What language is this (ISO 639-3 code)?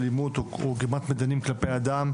heb